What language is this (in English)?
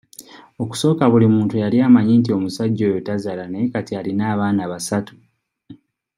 Ganda